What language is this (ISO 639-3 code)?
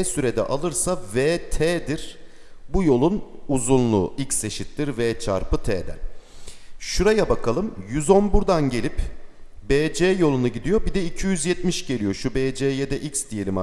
tur